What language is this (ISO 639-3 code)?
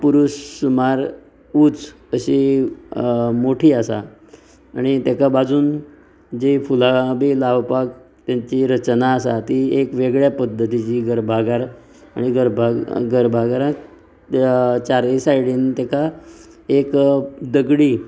kok